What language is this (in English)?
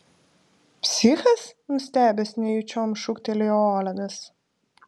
Lithuanian